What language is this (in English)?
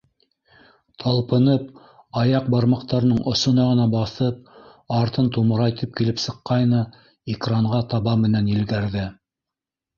Bashkir